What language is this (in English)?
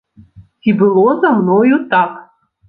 Belarusian